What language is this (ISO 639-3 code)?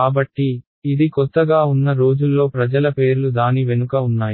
tel